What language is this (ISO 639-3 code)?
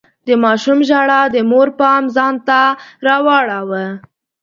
pus